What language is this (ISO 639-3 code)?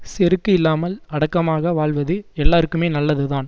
tam